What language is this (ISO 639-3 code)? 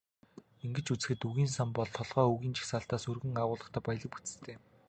mon